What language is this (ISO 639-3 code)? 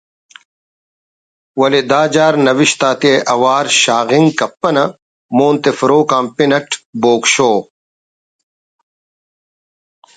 brh